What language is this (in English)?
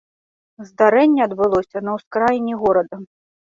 Belarusian